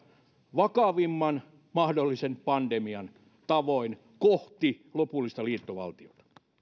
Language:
Finnish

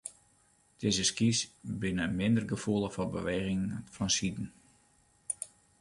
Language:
Western Frisian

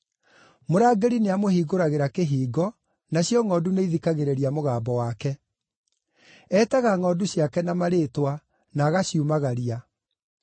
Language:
Kikuyu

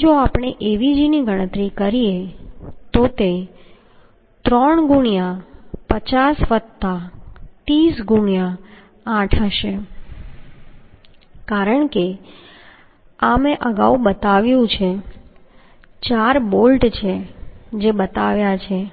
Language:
Gujarati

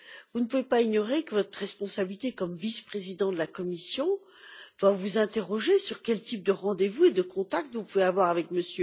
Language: French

